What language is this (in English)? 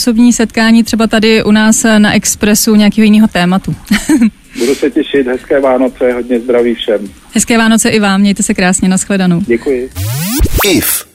Czech